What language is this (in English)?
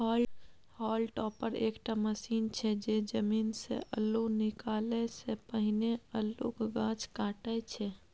Maithili